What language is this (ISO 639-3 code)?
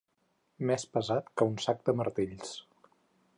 cat